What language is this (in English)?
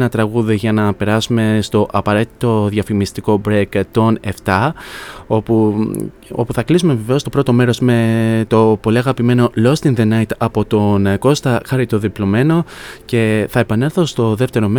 Greek